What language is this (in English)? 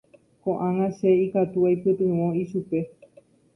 Guarani